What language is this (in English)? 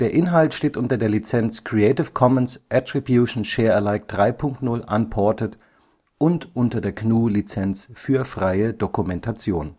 German